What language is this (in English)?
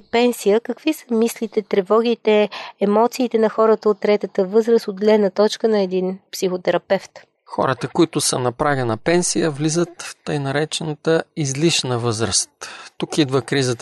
Bulgarian